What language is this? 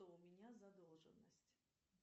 Russian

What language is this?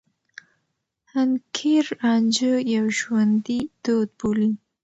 Pashto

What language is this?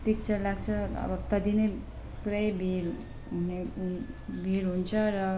Nepali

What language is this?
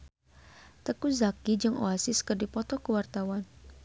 Sundanese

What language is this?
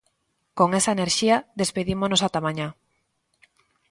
Galician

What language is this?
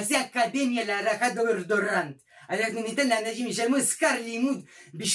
Hebrew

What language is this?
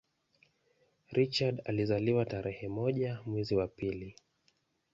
Swahili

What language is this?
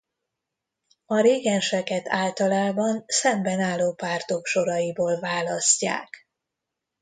Hungarian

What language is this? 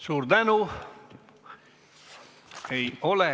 Estonian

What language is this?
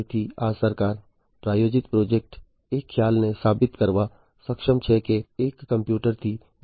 Gujarati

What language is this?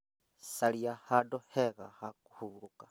Kikuyu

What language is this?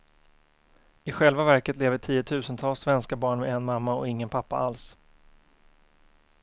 Swedish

